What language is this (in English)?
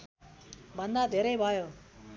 Nepali